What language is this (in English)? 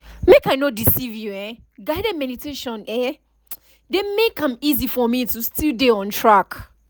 Nigerian Pidgin